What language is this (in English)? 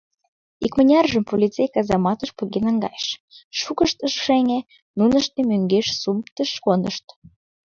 Mari